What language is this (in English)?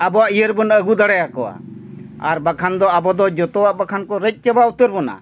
Santali